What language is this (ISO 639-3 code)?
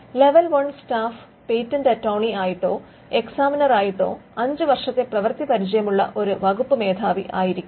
mal